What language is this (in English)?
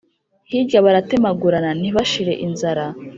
Kinyarwanda